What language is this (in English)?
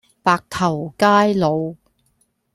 Cantonese